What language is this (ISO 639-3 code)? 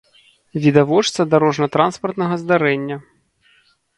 bel